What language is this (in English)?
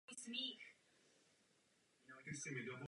Czech